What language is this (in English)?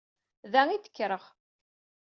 Kabyle